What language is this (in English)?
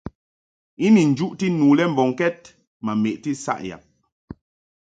Mungaka